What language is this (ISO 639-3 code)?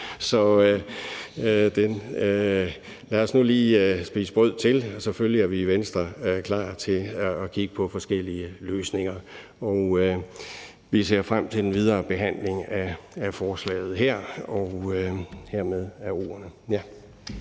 dan